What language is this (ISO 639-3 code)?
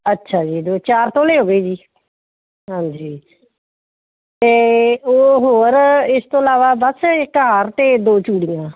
pan